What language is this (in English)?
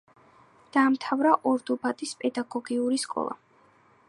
Georgian